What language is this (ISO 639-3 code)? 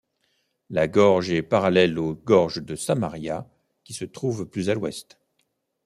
fra